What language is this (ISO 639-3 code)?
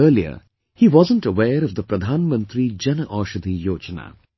eng